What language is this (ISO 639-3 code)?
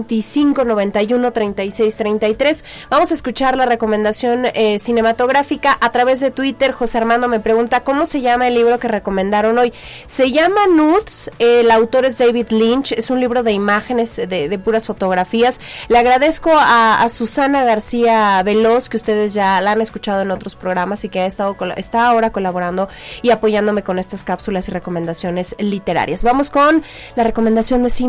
spa